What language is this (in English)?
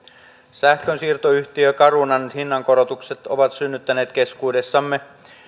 Finnish